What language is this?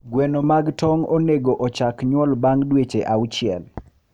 Luo (Kenya and Tanzania)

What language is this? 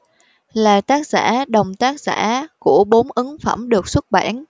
Vietnamese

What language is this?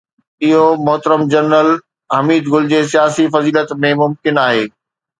Sindhi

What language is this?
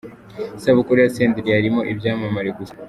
Kinyarwanda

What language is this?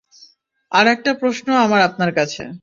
Bangla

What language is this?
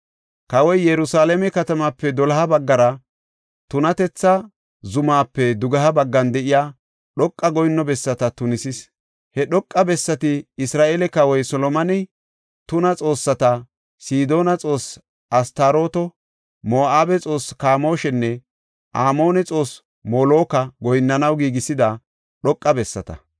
Gofa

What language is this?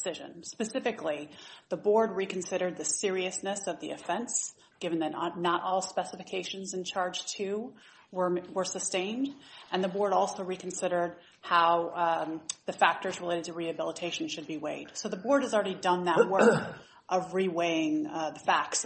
English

